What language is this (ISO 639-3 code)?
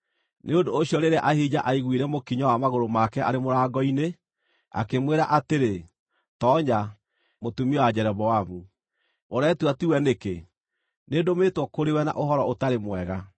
kik